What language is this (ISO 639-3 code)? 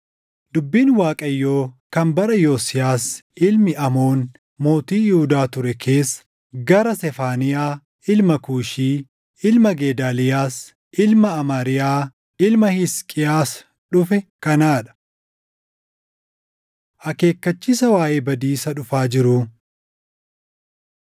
orm